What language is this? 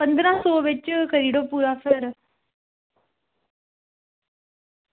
Dogri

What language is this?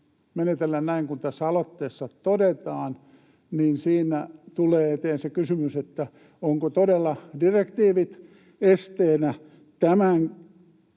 Finnish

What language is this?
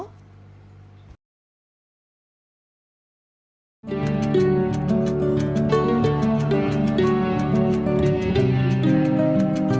Vietnamese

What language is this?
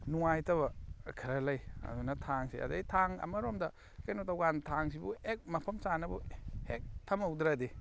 Manipuri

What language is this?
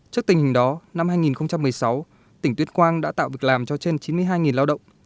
Vietnamese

